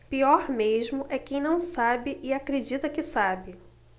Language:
Portuguese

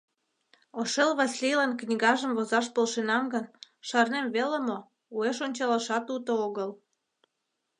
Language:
Mari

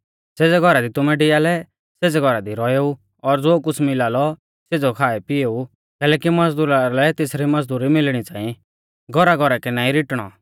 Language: Mahasu Pahari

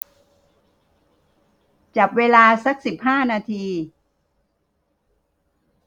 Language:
Thai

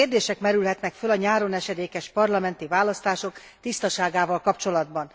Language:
Hungarian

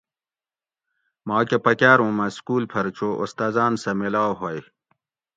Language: Gawri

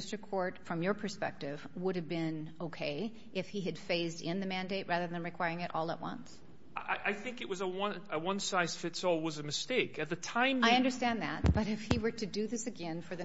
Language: English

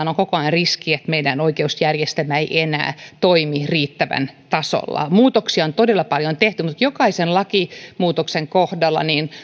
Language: Finnish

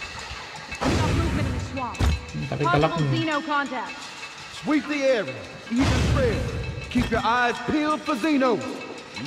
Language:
Spanish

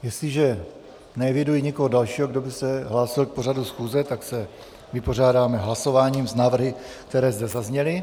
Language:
Czech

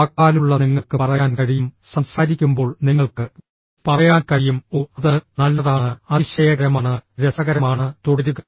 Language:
Malayalam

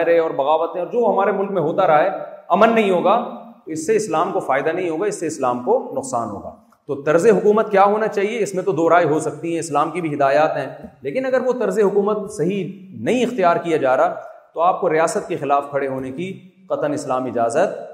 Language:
Urdu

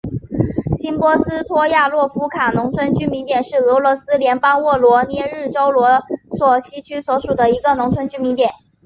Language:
Chinese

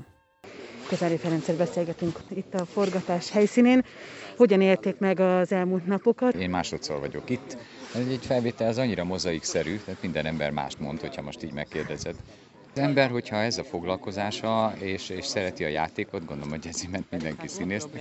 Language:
Hungarian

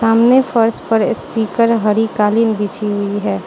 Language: Hindi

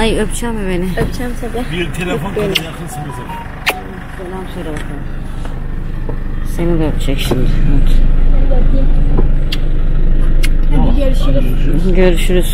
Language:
Turkish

